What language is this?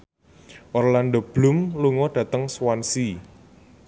Javanese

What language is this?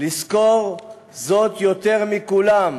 Hebrew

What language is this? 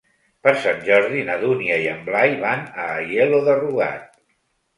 Catalan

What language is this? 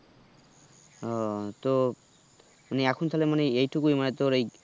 Bangla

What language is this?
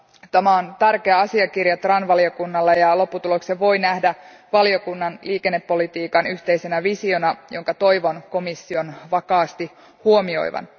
Finnish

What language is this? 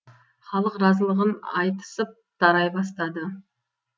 Kazakh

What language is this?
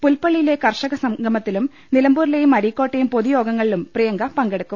Malayalam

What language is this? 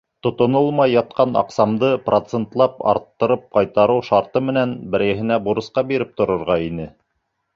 Bashkir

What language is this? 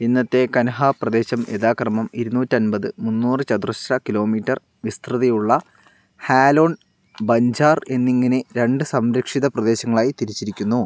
Malayalam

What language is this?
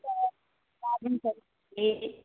Telugu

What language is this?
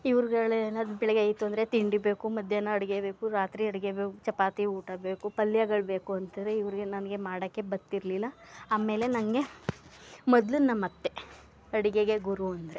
Kannada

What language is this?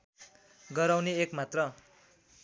Nepali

